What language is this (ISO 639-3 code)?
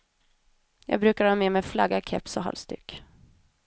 swe